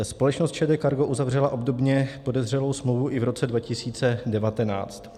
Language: Czech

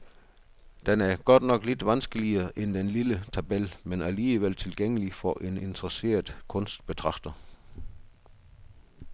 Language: Danish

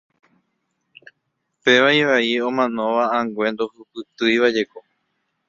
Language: Guarani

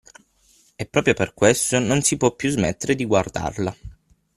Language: Italian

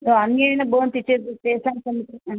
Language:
Sanskrit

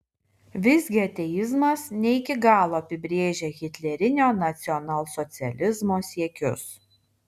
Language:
Lithuanian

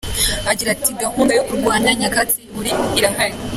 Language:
Kinyarwanda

